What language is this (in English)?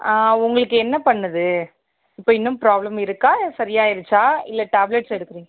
Tamil